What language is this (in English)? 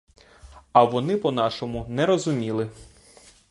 Ukrainian